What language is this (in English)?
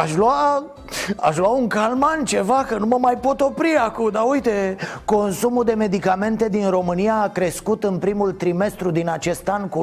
Romanian